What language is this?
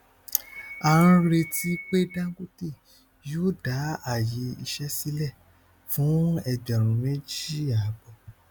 Yoruba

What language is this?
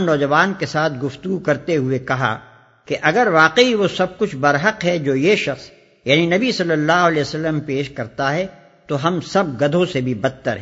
Urdu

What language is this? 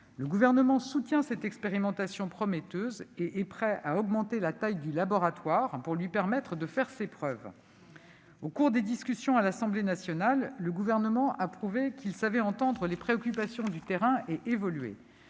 French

